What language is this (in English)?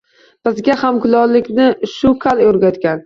Uzbek